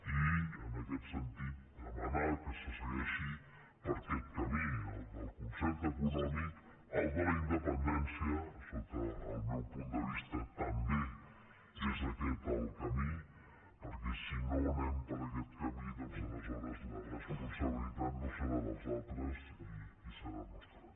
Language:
Catalan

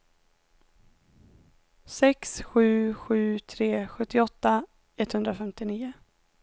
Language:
Swedish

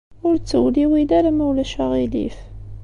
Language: Kabyle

